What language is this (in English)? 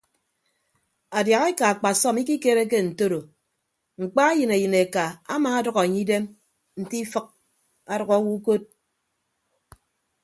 Ibibio